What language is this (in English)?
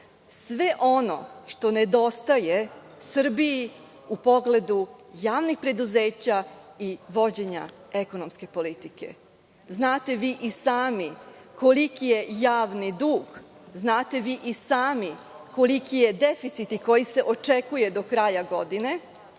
Serbian